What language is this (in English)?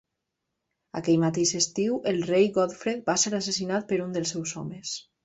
Catalan